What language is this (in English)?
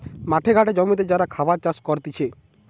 Bangla